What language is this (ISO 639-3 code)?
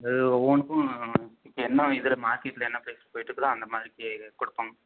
tam